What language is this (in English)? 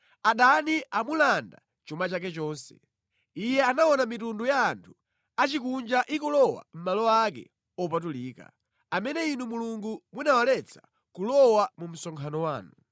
Nyanja